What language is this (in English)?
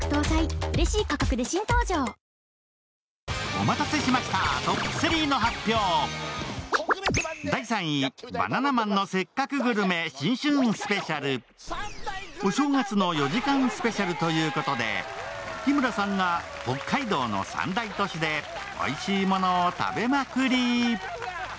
Japanese